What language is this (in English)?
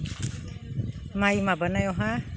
Bodo